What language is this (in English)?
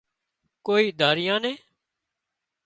Wadiyara Koli